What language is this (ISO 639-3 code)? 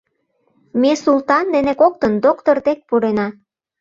chm